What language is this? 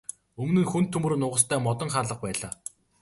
Mongolian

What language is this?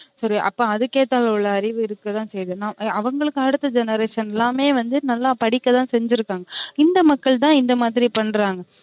Tamil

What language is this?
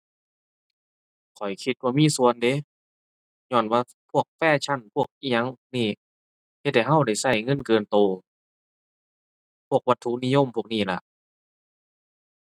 Thai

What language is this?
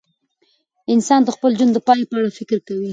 Pashto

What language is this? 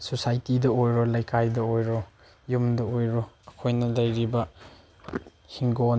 Manipuri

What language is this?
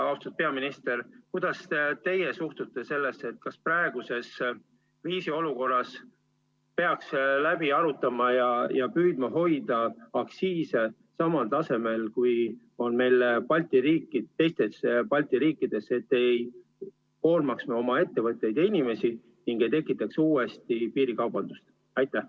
Estonian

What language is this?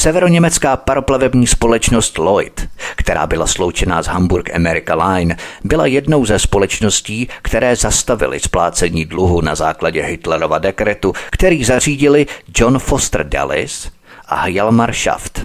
Czech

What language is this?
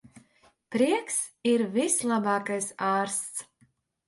Latvian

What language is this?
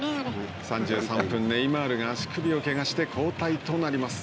Japanese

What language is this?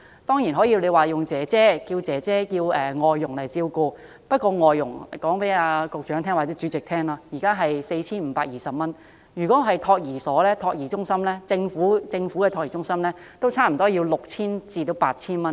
Cantonese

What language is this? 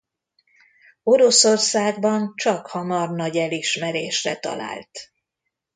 Hungarian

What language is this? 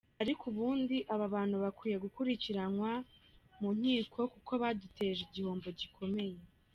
Kinyarwanda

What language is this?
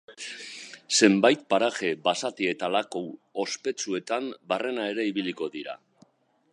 Basque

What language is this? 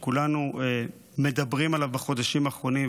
Hebrew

